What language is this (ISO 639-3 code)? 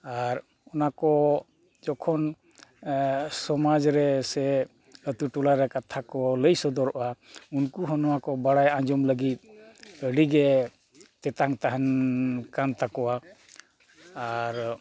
sat